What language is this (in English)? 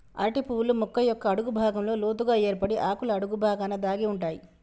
Telugu